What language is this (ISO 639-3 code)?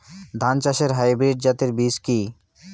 ben